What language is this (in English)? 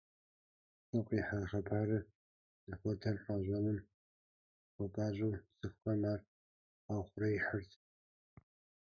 Kabardian